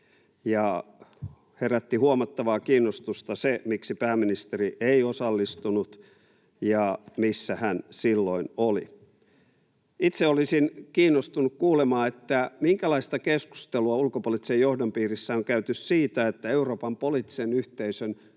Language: Finnish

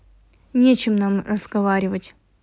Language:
Russian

